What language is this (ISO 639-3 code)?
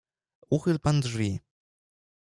pol